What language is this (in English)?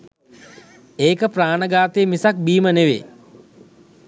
Sinhala